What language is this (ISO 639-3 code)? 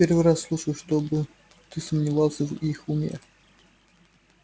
rus